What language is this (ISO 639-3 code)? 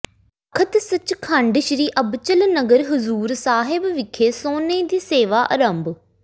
pan